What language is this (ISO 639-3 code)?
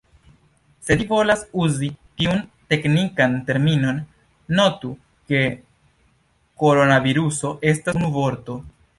epo